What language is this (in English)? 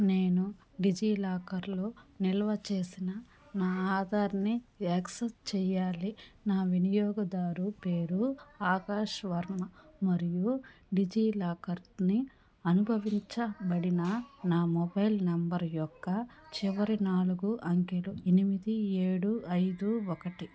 Telugu